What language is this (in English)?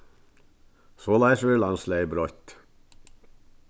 Faroese